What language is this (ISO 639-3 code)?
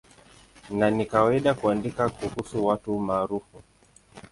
swa